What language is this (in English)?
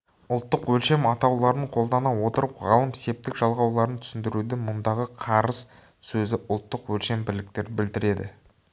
Kazakh